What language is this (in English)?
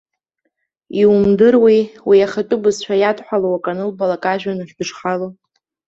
Abkhazian